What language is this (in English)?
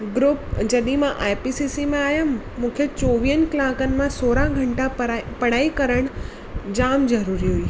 Sindhi